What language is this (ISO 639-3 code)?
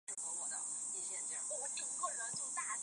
zho